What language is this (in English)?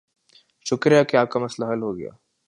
Urdu